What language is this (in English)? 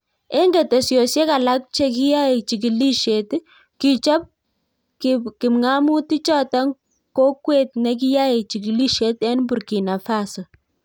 Kalenjin